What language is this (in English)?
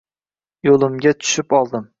Uzbek